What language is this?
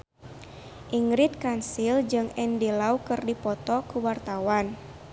Sundanese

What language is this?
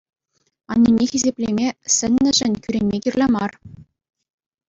Chuvash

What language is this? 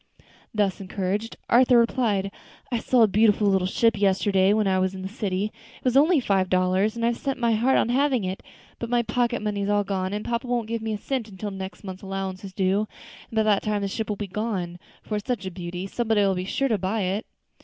English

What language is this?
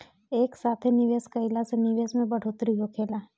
Bhojpuri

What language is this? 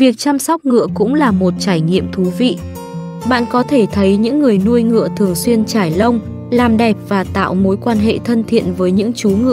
Vietnamese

